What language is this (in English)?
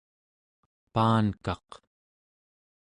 Central Yupik